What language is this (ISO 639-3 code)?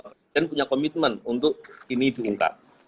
ind